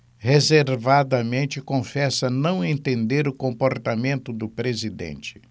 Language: Portuguese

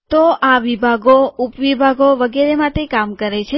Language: Gujarati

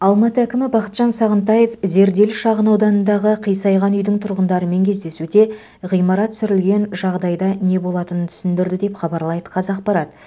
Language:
Kazakh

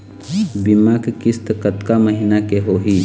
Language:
Chhattisgarhi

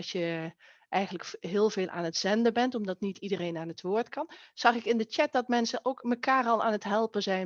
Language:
Dutch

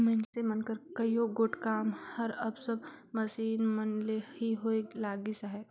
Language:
Chhattisgarhi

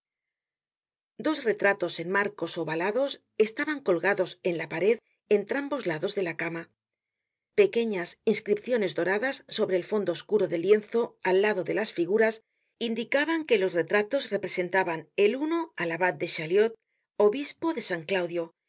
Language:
Spanish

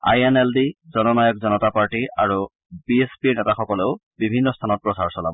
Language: Assamese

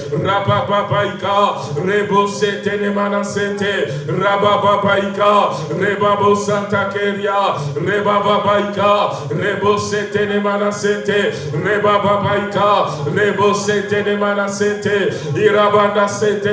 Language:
French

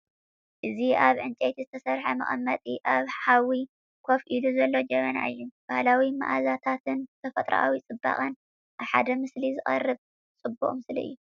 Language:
Tigrinya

